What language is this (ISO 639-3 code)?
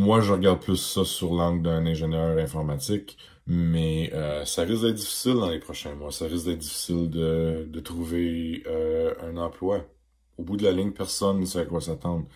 fra